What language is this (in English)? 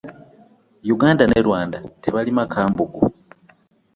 Ganda